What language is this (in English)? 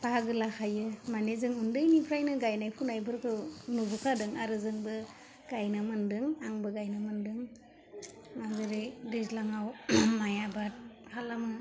Bodo